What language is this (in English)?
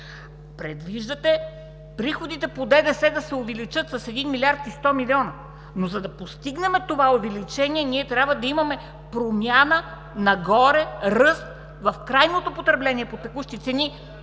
Bulgarian